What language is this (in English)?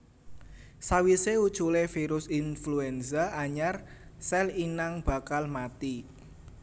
Javanese